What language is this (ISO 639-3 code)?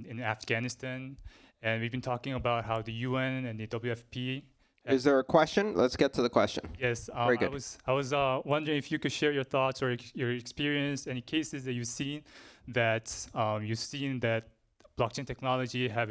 eng